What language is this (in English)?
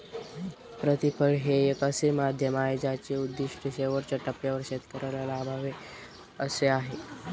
Marathi